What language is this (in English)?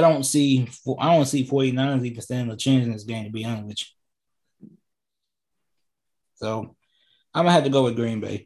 English